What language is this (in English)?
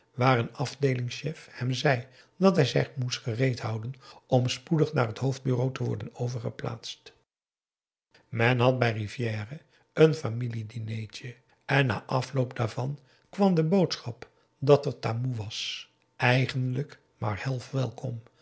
Dutch